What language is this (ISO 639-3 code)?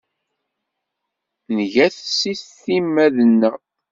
kab